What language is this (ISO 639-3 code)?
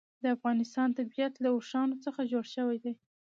pus